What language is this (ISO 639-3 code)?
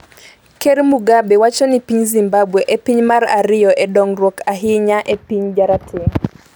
luo